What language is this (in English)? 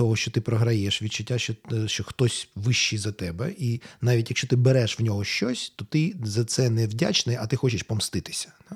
Ukrainian